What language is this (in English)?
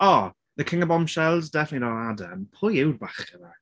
Welsh